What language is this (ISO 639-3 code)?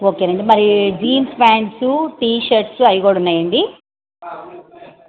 tel